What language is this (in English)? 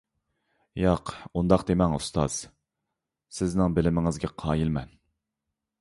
Uyghur